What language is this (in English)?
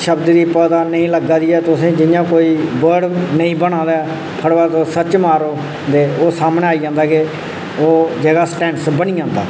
Dogri